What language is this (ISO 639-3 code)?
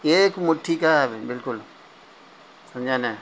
urd